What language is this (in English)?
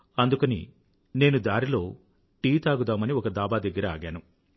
Telugu